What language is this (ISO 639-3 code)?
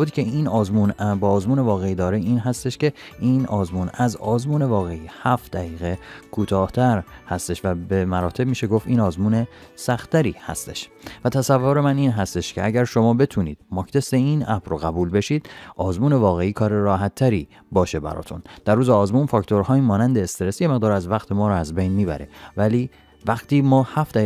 fas